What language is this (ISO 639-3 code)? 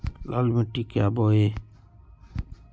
mag